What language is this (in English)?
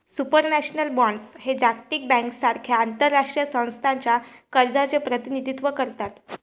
Marathi